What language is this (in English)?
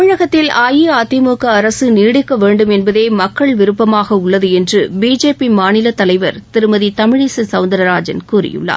Tamil